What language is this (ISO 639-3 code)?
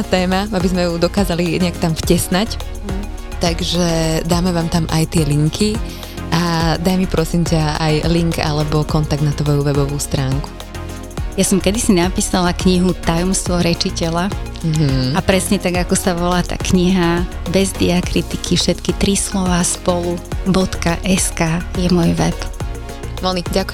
slk